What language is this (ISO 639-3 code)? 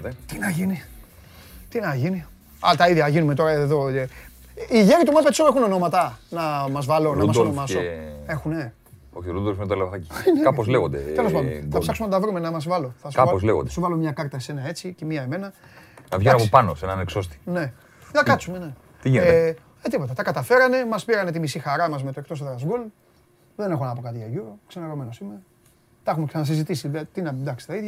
ell